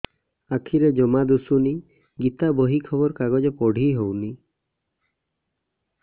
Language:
Odia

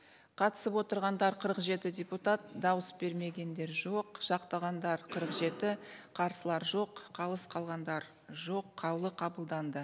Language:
Kazakh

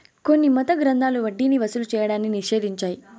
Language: Telugu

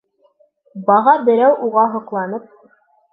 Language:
Bashkir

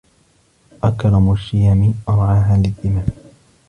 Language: Arabic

